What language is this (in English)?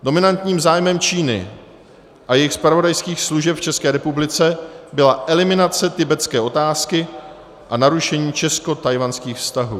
Czech